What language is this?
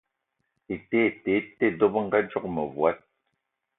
Eton (Cameroon)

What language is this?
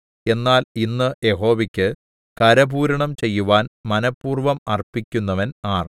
Malayalam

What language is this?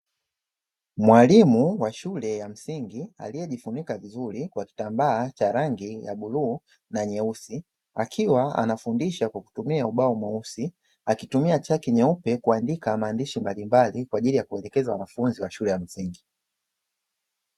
Swahili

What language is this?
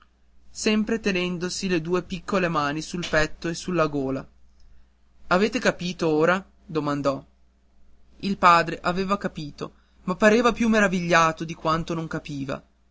Italian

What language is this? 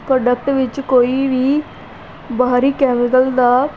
Punjabi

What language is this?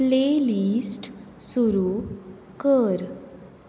Konkani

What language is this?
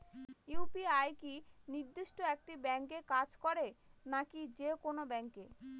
Bangla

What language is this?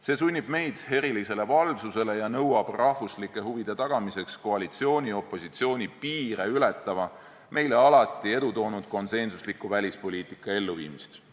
Estonian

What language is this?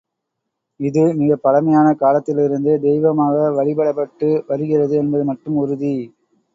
Tamil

